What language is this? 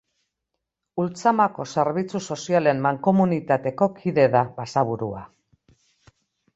Basque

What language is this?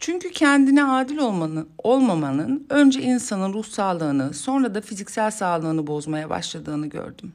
Turkish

